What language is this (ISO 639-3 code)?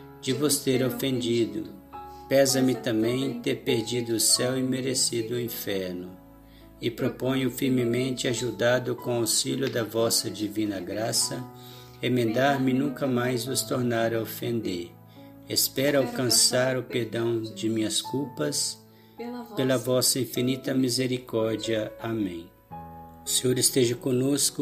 por